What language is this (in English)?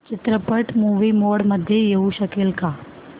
Marathi